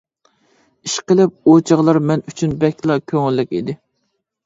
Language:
Uyghur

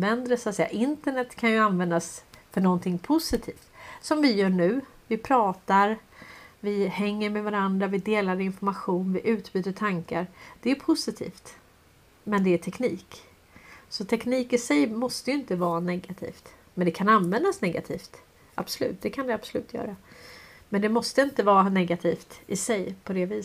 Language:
Swedish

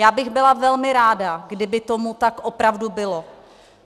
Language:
Czech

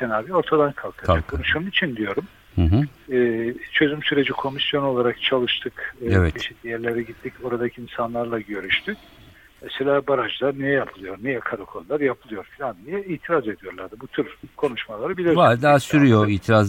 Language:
Turkish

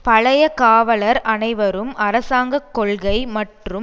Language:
Tamil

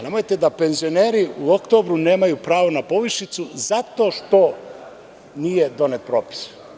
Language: Serbian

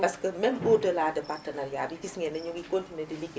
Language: Wolof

